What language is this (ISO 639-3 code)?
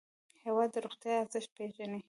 pus